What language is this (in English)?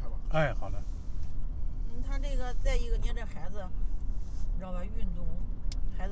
Chinese